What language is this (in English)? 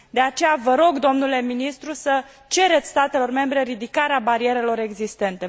Romanian